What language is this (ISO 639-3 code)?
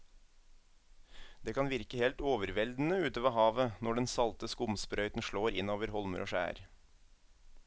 nor